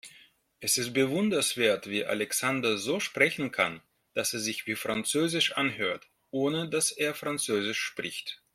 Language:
German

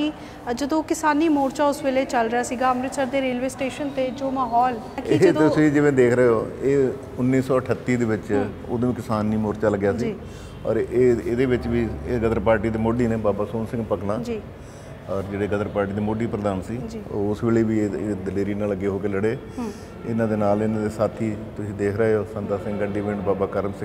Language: Punjabi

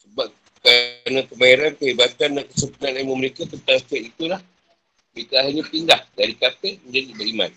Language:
Malay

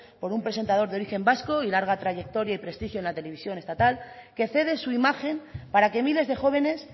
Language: Spanish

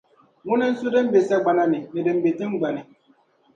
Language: Dagbani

